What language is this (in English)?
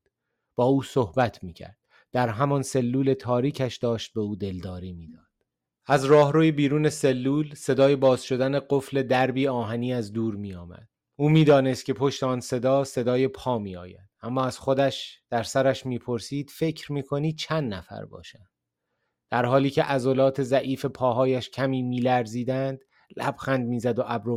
Persian